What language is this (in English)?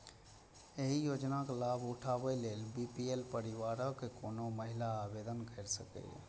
Maithili